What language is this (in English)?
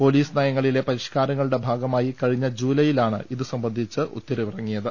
Malayalam